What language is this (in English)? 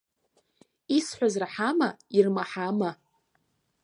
Abkhazian